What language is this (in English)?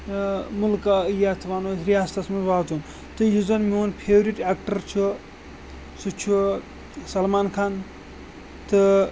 Kashmiri